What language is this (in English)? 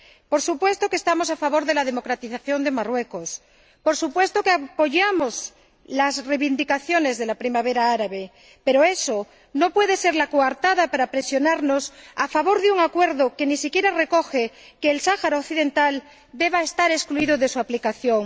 Spanish